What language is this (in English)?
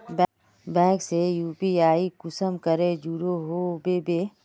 Magahi